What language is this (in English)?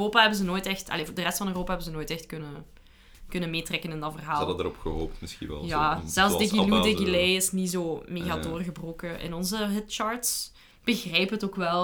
Dutch